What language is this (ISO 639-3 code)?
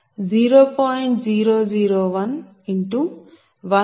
tel